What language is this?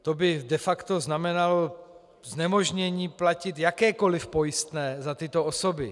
Czech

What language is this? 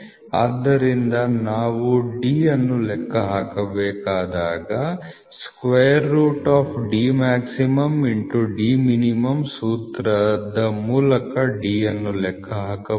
Kannada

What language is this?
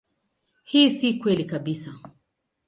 Swahili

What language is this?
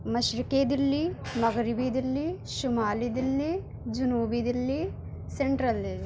Urdu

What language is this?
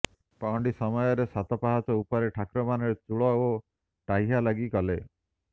Odia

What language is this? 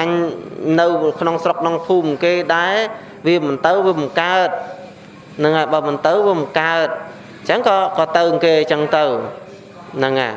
Vietnamese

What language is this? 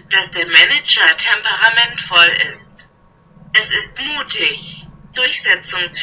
German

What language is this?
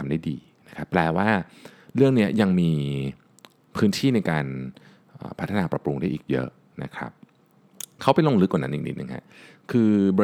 Thai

